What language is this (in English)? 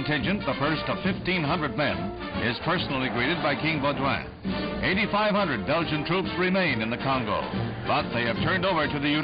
Hebrew